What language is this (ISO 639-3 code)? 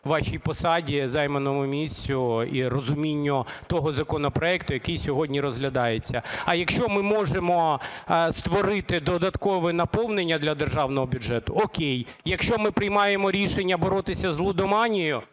ukr